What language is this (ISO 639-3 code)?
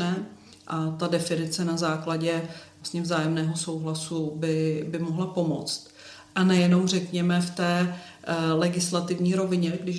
ces